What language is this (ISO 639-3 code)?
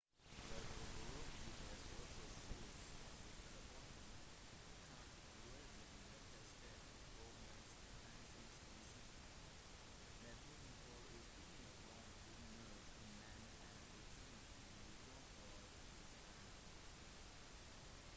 nob